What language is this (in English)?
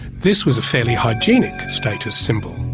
English